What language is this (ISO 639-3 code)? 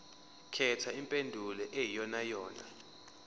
zul